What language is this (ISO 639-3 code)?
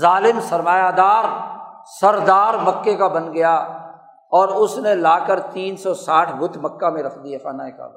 urd